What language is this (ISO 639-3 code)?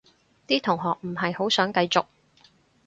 yue